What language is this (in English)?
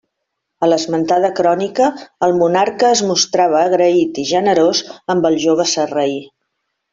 Catalan